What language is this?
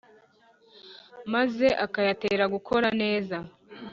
Kinyarwanda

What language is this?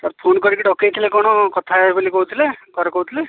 Odia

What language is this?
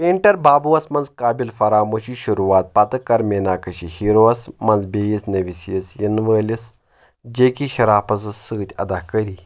Kashmiri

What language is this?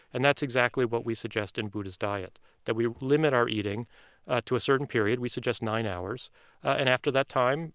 English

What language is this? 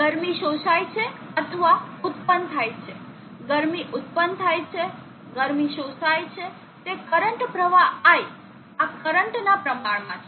Gujarati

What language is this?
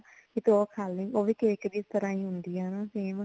Punjabi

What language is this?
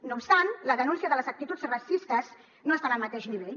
Catalan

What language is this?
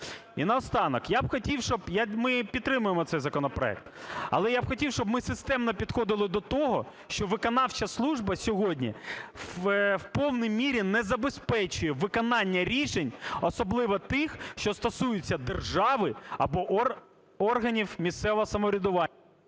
Ukrainian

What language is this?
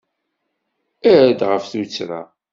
Kabyle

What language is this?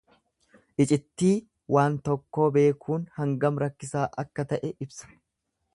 Oromo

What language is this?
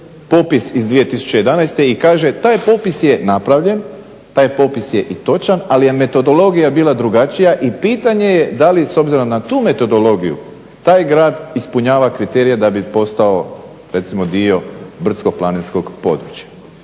Croatian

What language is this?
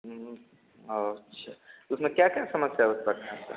Hindi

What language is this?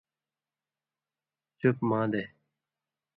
Indus Kohistani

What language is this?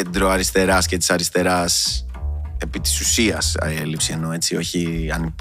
Greek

